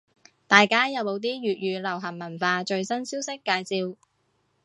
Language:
Cantonese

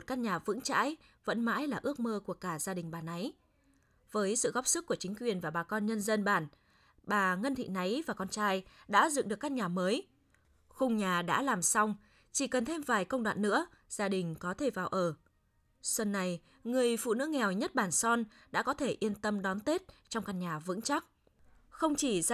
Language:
Vietnamese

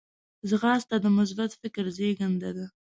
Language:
Pashto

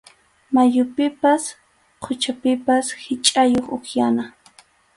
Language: Arequipa-La Unión Quechua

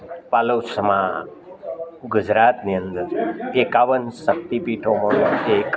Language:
Gujarati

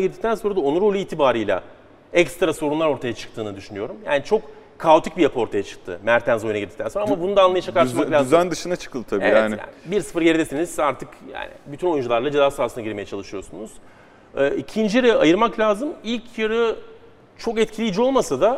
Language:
Turkish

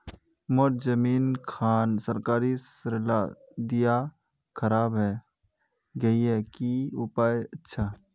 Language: Magahi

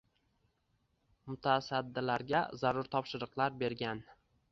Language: Uzbek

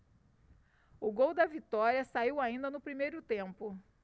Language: Portuguese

